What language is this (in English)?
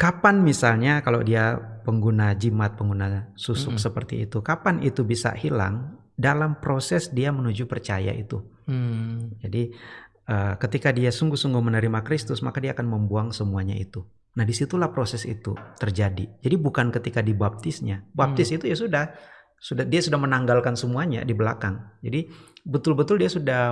Indonesian